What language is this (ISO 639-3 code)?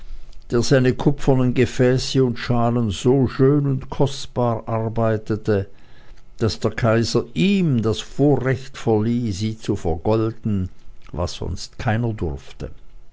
deu